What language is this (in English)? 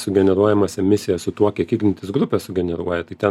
Lithuanian